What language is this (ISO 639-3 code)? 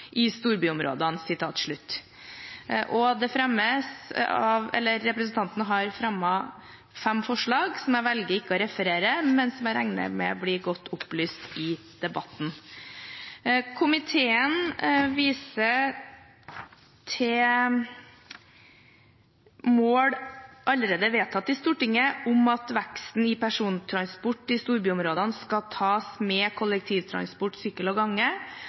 nob